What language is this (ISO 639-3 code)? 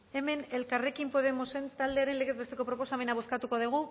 eus